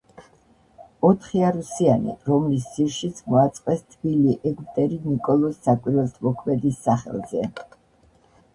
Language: Georgian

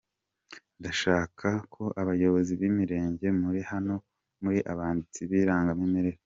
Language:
Kinyarwanda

